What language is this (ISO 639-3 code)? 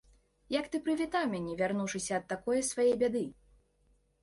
bel